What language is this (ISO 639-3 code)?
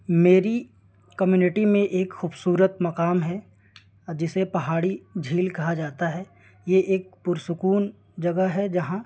urd